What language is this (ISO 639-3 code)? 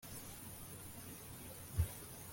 kin